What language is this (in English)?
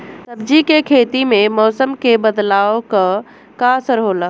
Bhojpuri